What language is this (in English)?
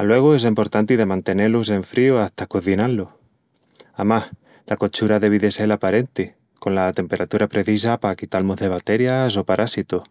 Extremaduran